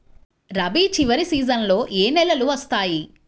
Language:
Telugu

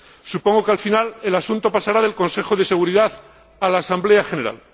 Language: Spanish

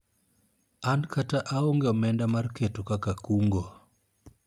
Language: Luo (Kenya and Tanzania)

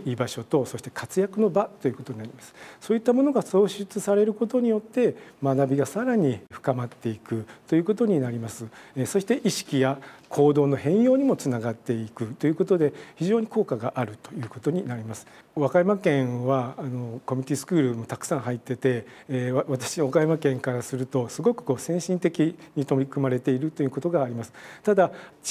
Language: Japanese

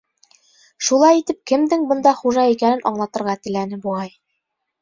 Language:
Bashkir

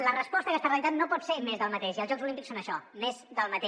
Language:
Catalan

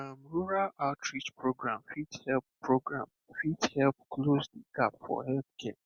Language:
Nigerian Pidgin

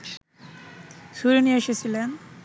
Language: Bangla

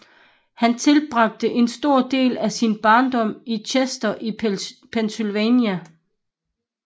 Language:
Danish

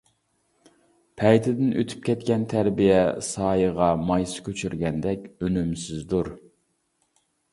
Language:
Uyghur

